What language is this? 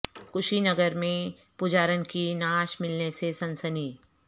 Urdu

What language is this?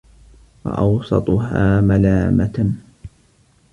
Arabic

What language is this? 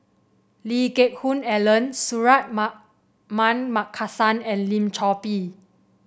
English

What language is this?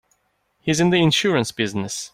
English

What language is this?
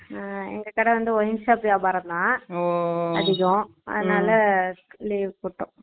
Tamil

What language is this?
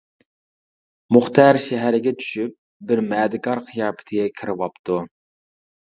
Uyghur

